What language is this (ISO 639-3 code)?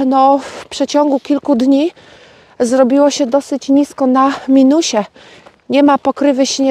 pol